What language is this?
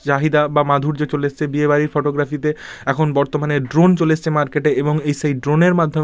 Bangla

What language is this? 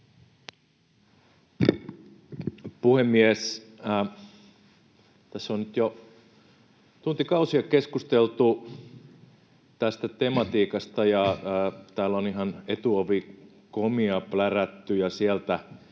Finnish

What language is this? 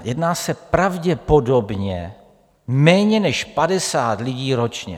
Czech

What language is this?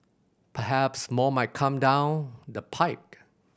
English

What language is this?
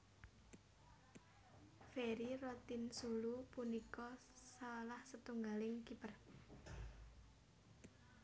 Javanese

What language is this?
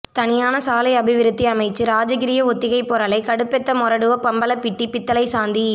Tamil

